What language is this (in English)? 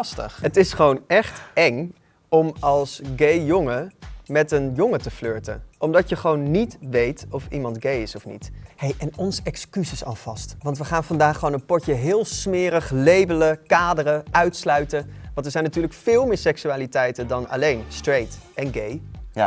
Dutch